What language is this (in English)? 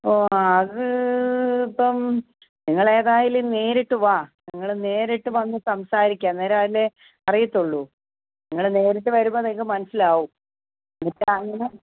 Malayalam